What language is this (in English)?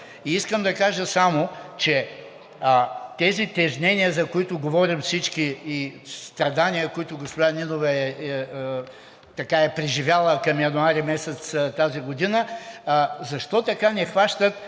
Bulgarian